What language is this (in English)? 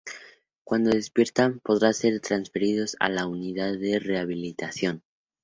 Spanish